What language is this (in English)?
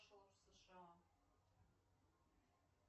Russian